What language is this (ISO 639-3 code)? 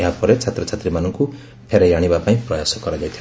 ori